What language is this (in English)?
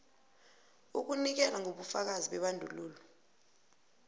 South Ndebele